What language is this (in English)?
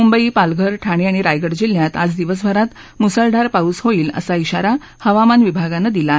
Marathi